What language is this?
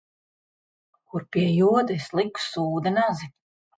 Latvian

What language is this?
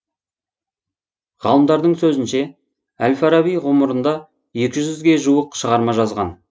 Kazakh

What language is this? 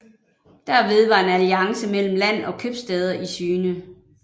Danish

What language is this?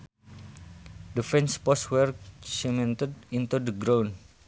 Sundanese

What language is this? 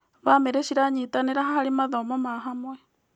Kikuyu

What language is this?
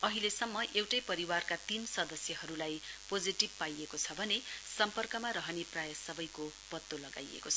Nepali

